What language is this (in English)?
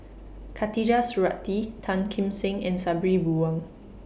English